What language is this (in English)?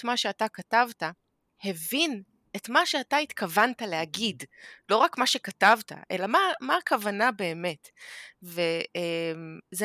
Hebrew